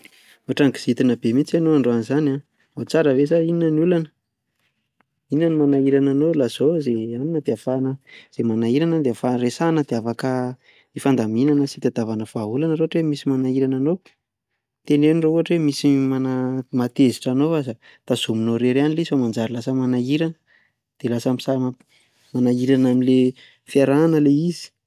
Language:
Malagasy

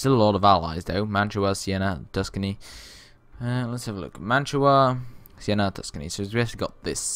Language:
English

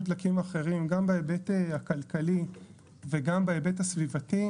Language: Hebrew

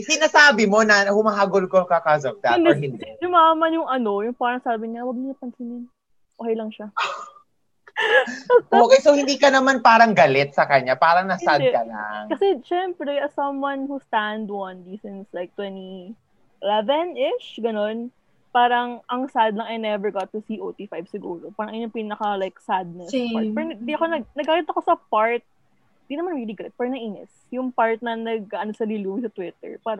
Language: Filipino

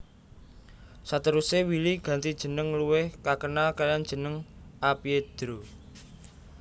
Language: Javanese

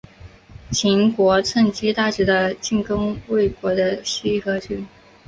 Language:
Chinese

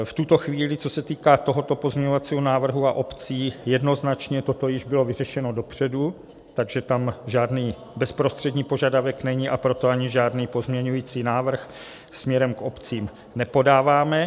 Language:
Czech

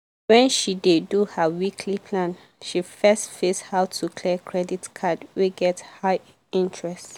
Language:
Nigerian Pidgin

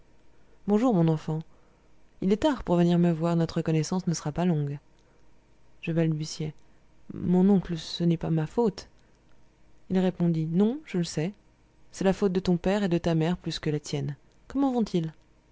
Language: French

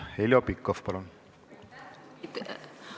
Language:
Estonian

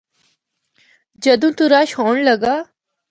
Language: Northern Hindko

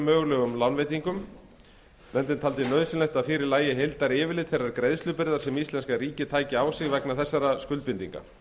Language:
Icelandic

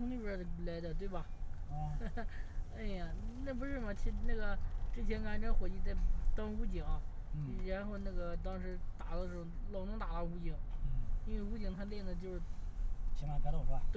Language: Chinese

